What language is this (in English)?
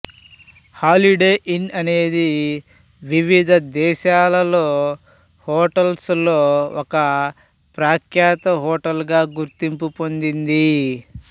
Telugu